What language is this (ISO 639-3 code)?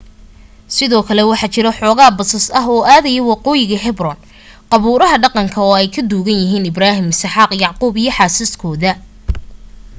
som